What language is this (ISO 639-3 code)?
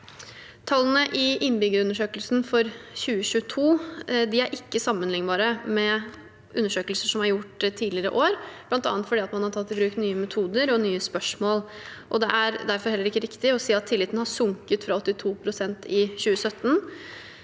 nor